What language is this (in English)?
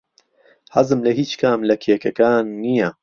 Central Kurdish